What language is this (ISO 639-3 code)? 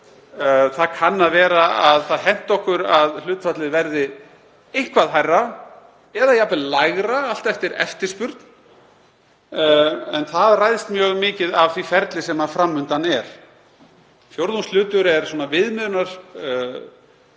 isl